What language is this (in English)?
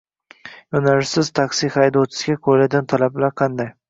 Uzbek